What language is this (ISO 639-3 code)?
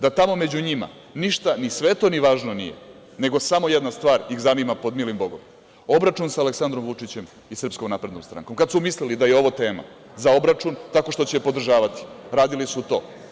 srp